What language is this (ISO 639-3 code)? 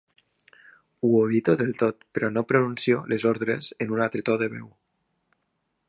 cat